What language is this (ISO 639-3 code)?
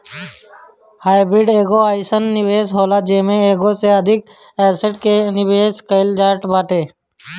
bho